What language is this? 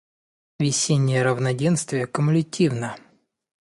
Russian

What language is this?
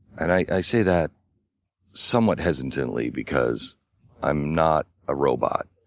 English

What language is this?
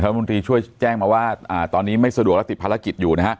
Thai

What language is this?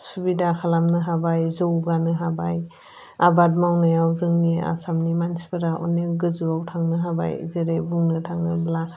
Bodo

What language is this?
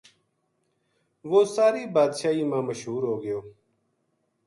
Gujari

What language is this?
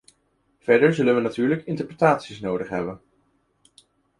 Dutch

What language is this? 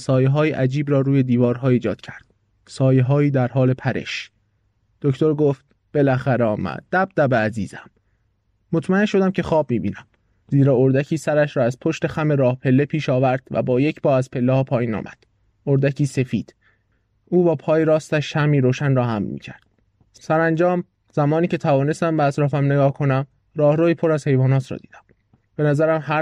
Persian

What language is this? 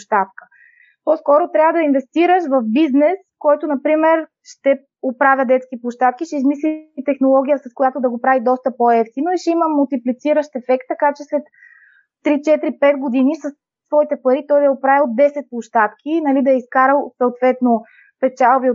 Bulgarian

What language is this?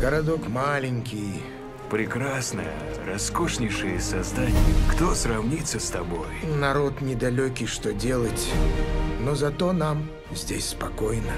Russian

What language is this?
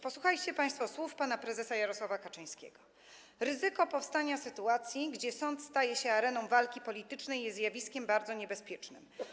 Polish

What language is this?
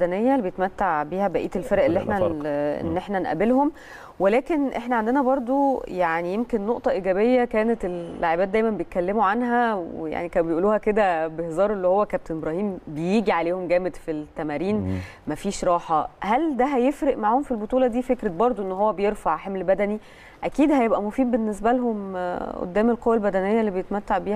Arabic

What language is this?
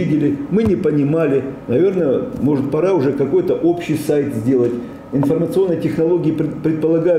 Russian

